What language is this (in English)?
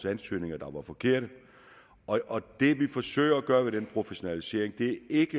Danish